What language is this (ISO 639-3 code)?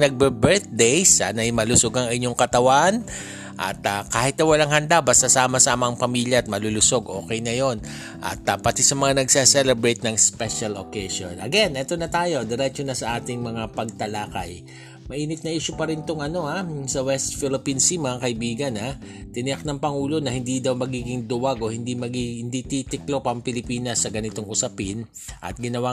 fil